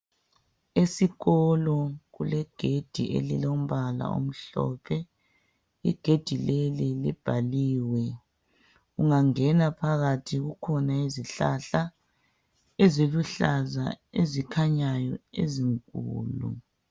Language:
North Ndebele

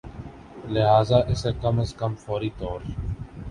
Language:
Urdu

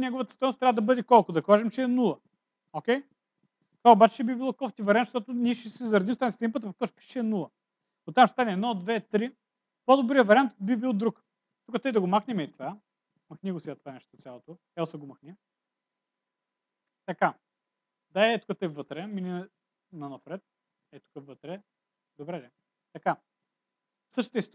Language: Portuguese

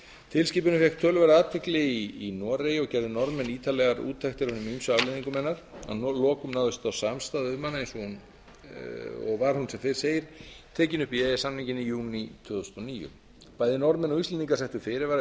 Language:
Icelandic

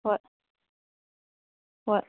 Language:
Manipuri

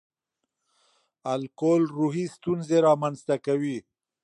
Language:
Pashto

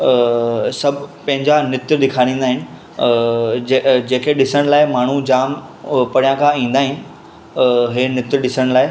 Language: Sindhi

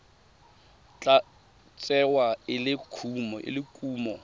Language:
Tswana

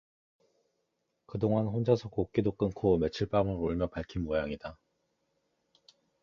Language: Korean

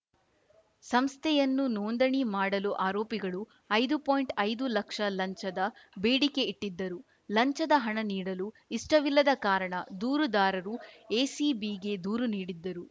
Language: Kannada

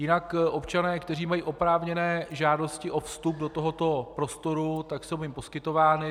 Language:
Czech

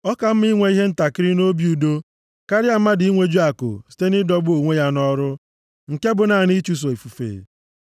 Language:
Igbo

